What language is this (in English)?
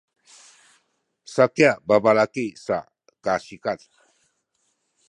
Sakizaya